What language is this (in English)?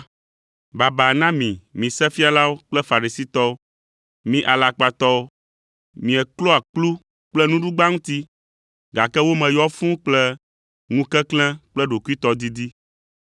Ewe